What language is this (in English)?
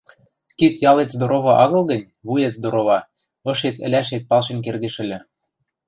Western Mari